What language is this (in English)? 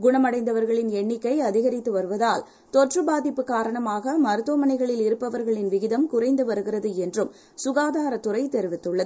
Tamil